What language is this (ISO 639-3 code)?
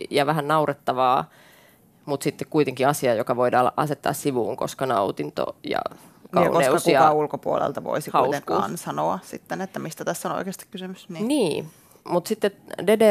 fin